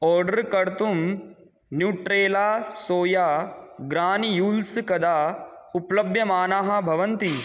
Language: Sanskrit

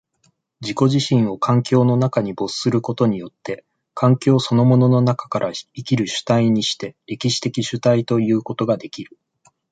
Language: Japanese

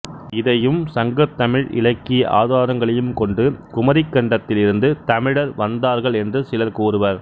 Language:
Tamil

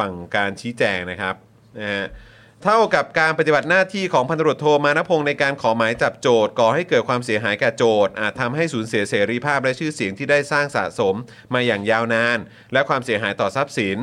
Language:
Thai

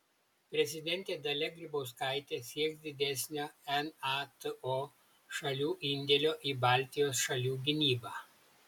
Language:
Lithuanian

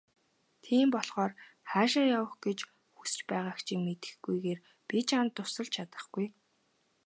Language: Mongolian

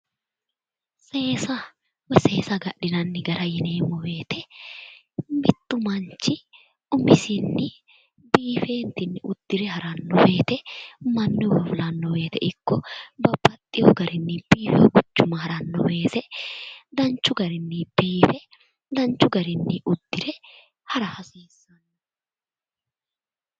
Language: Sidamo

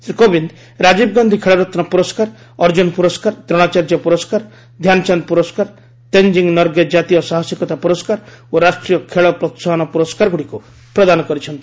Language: Odia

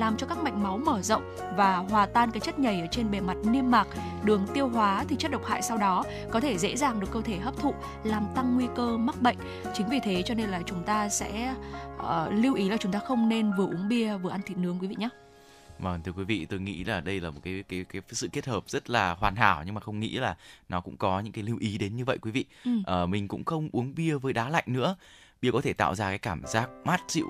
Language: Vietnamese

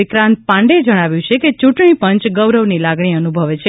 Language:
Gujarati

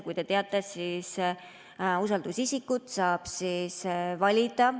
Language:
Estonian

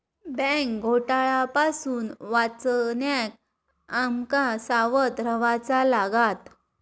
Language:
Marathi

